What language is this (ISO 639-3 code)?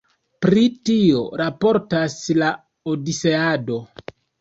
epo